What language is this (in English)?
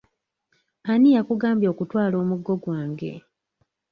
Ganda